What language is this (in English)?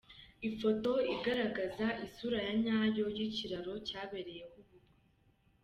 Kinyarwanda